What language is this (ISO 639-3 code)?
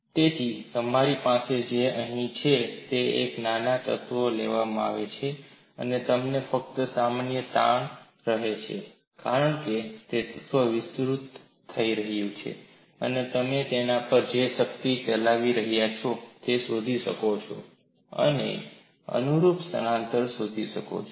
guj